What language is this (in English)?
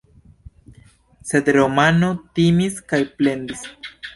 Esperanto